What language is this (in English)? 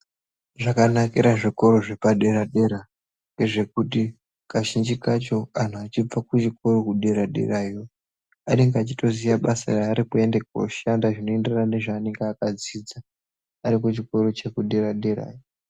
Ndau